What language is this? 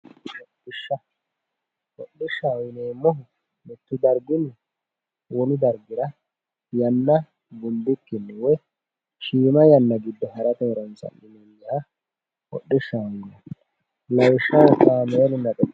Sidamo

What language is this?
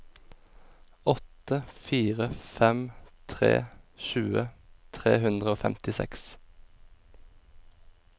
Norwegian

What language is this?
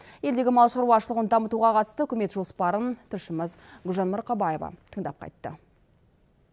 Kazakh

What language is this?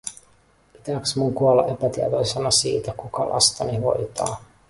Finnish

